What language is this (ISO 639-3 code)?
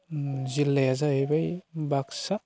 brx